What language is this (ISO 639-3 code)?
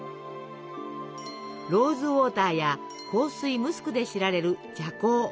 jpn